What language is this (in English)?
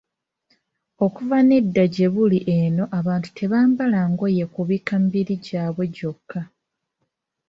Ganda